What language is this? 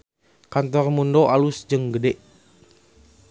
Sundanese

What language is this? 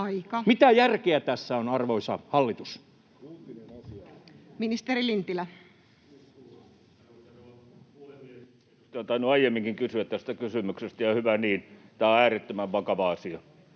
Finnish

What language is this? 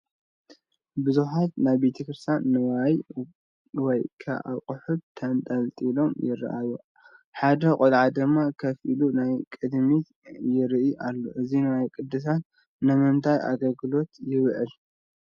Tigrinya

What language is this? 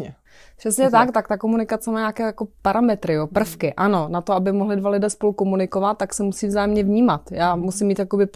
Czech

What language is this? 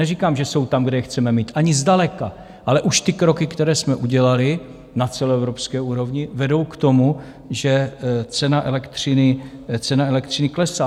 Czech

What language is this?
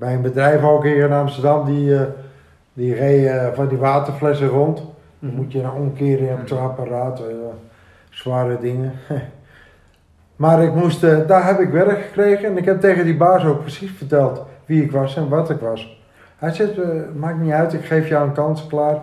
Dutch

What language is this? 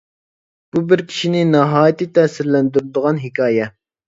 Uyghur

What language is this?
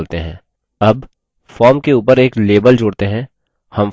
Hindi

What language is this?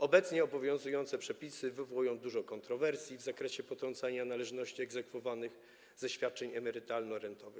Polish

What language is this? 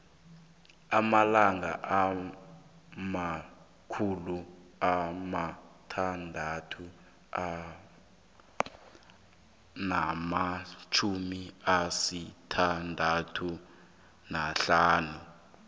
South Ndebele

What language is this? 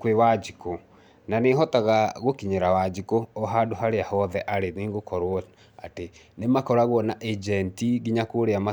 Kikuyu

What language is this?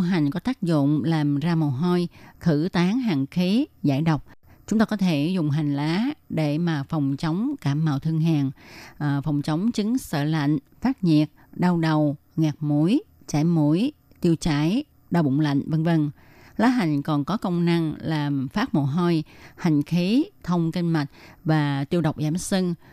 Vietnamese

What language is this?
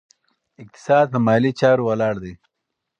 Pashto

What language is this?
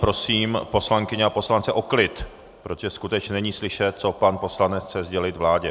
Czech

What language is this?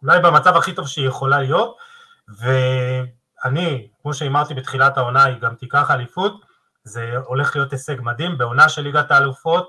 Hebrew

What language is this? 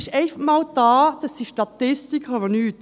Swiss German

